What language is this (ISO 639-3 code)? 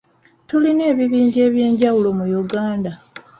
lug